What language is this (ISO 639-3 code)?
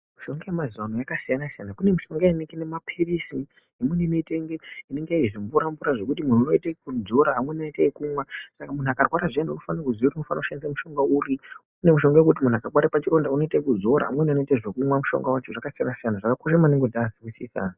ndc